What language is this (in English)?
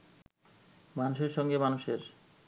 Bangla